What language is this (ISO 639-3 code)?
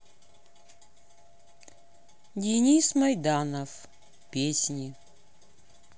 rus